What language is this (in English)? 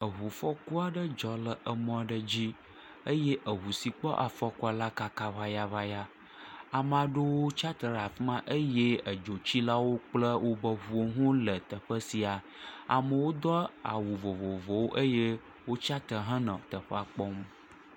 Ewe